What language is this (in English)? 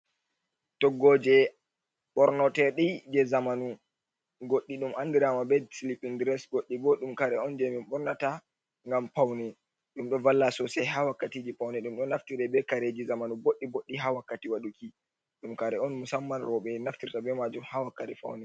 Fula